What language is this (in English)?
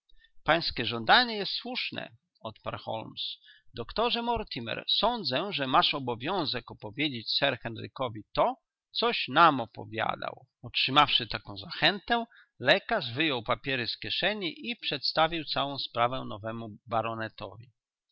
Polish